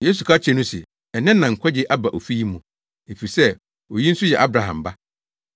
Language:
Akan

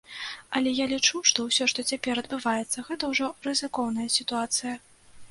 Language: Belarusian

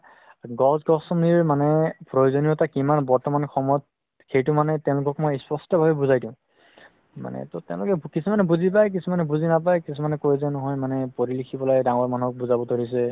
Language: Assamese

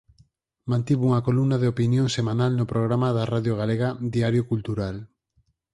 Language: Galician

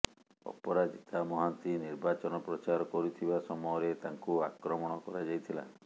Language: Odia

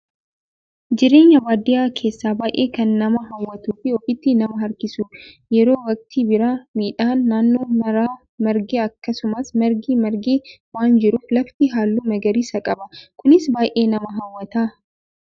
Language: Oromo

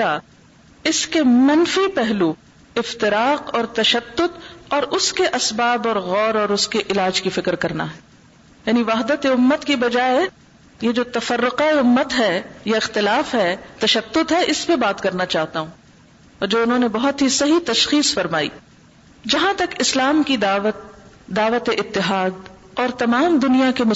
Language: Urdu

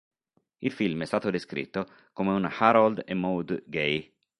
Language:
Italian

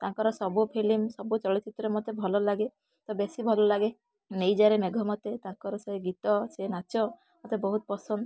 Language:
Odia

